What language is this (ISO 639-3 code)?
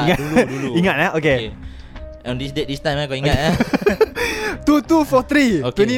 msa